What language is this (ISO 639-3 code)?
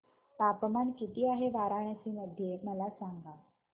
mar